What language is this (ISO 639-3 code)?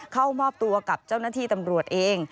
tha